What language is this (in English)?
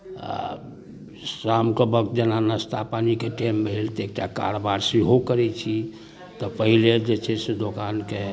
Maithili